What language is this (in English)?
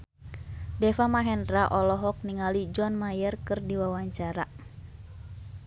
Sundanese